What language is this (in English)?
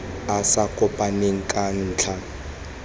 Tswana